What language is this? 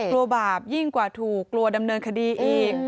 Thai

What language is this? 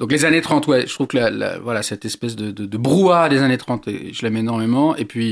French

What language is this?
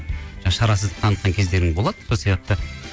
Kazakh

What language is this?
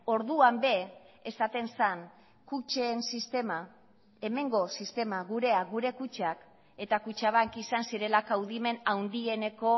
Basque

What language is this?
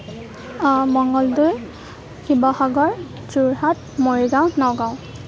Assamese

